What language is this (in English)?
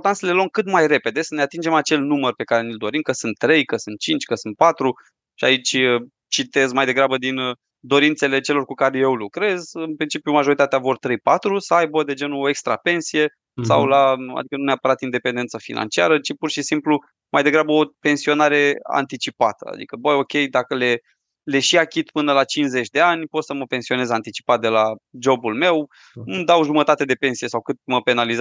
Romanian